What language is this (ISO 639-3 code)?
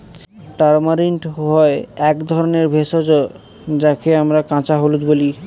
ben